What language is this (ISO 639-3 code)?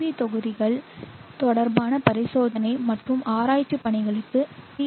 tam